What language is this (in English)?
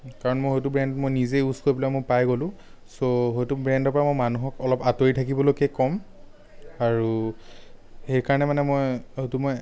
Assamese